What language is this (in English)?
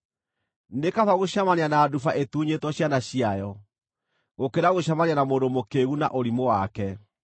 Kikuyu